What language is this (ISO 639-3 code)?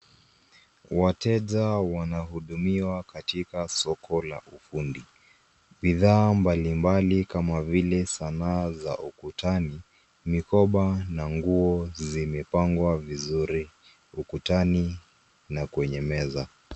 swa